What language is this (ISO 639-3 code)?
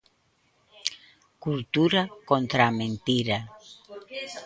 glg